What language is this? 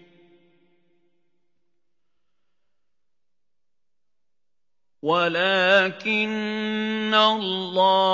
Arabic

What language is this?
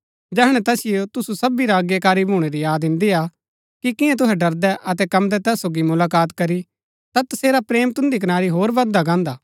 Gaddi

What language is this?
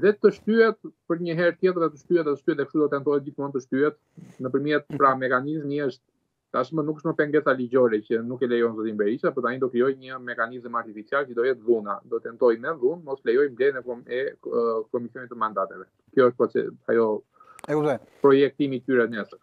Romanian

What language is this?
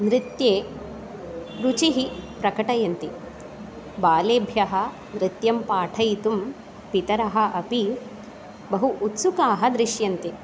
Sanskrit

